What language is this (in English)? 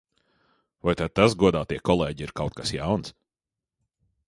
Latvian